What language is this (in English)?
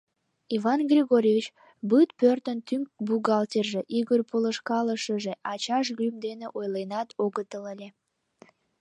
Mari